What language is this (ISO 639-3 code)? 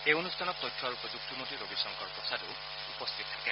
asm